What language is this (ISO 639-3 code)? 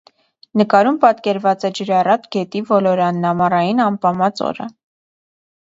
hye